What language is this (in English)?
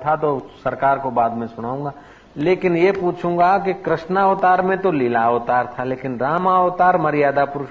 Hindi